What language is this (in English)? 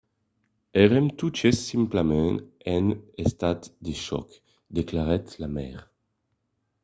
Occitan